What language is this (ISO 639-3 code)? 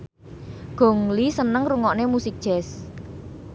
jav